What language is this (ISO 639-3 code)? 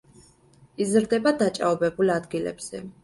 kat